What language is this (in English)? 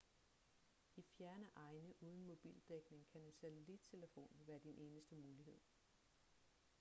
Danish